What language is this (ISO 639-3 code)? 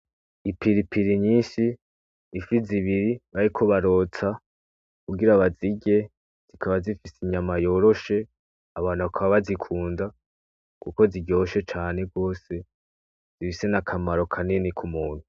run